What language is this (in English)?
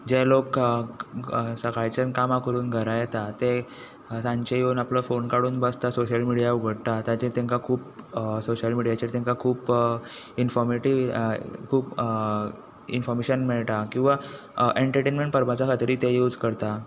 Konkani